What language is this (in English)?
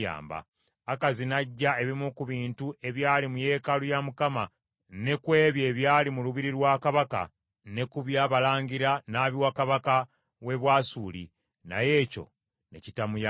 Ganda